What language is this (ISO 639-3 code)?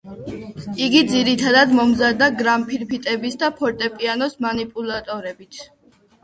kat